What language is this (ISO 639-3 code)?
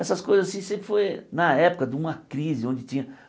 por